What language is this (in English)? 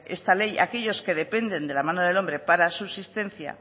Spanish